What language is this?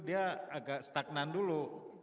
Indonesian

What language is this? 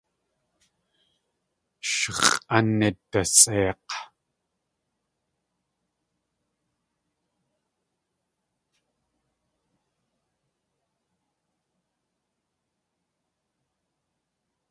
Tlingit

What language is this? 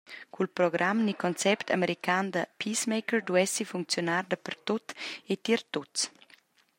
Romansh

